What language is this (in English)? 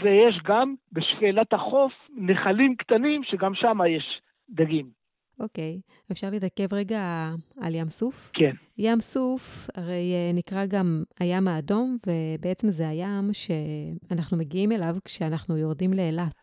Hebrew